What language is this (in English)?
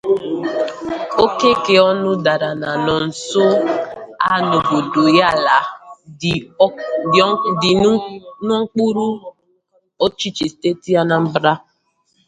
Igbo